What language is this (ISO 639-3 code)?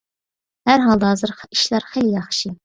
uig